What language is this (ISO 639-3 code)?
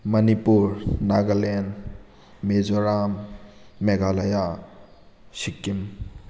mni